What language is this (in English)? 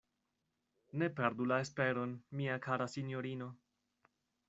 Esperanto